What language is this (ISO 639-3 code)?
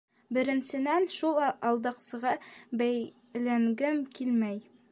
bak